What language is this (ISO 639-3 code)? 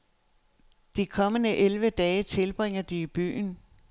dan